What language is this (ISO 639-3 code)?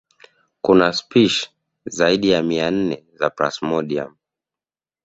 swa